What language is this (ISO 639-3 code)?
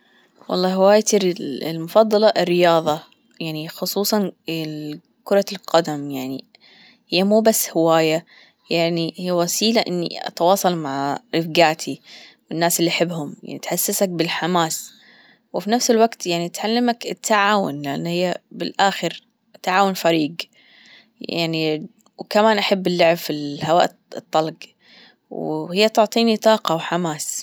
afb